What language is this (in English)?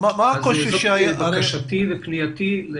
Hebrew